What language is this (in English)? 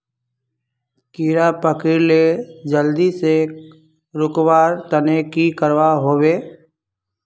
Magahi